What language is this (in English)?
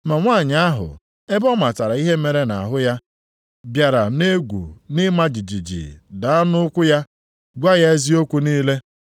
Igbo